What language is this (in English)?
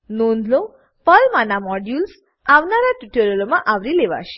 Gujarati